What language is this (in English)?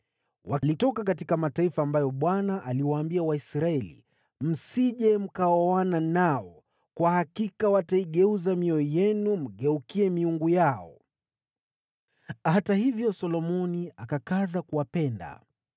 Swahili